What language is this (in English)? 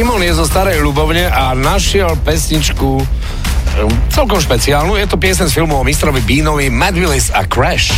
Slovak